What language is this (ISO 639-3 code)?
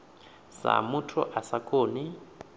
ven